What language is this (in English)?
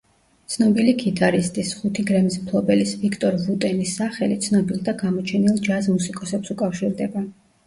Georgian